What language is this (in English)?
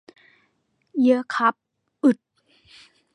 Thai